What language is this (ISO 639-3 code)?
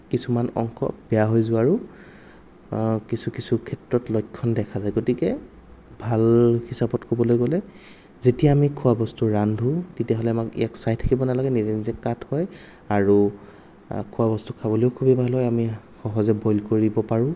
asm